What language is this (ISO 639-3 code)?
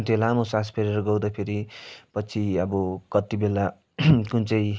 nep